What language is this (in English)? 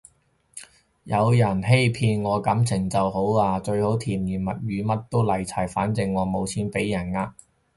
Cantonese